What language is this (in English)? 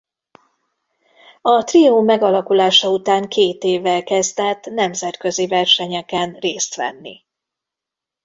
Hungarian